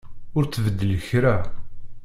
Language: Kabyle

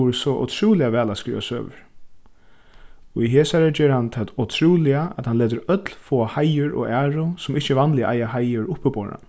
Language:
Faroese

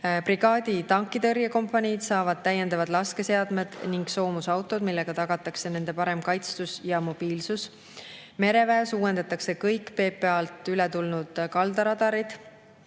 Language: Estonian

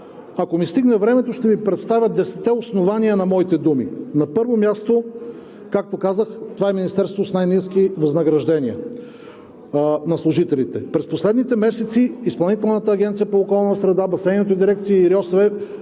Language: Bulgarian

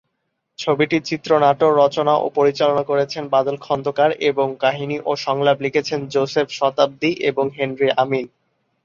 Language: Bangla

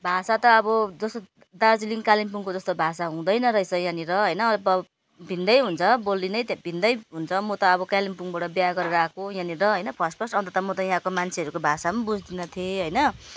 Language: Nepali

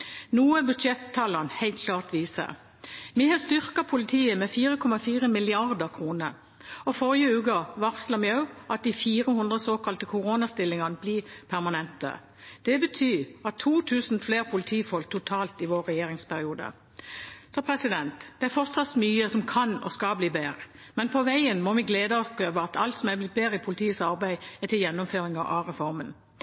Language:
Norwegian Bokmål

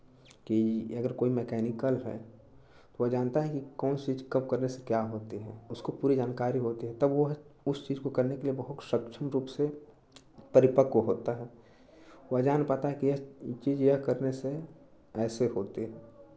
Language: Hindi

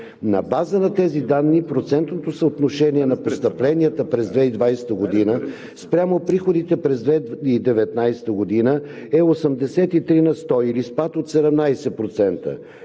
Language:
Bulgarian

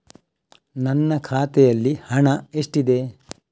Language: Kannada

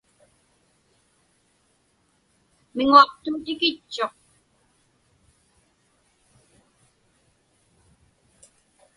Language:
Inupiaq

